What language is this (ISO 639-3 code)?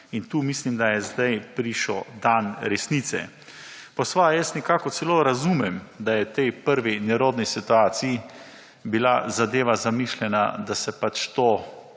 slv